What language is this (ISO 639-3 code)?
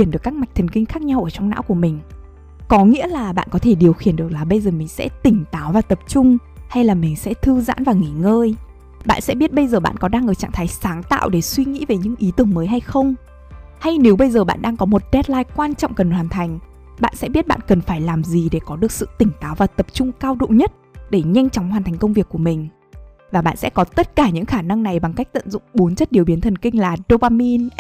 vie